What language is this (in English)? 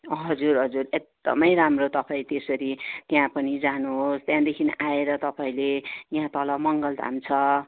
Nepali